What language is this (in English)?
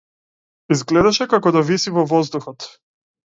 Macedonian